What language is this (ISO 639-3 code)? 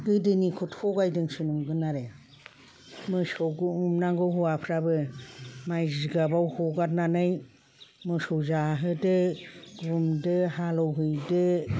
brx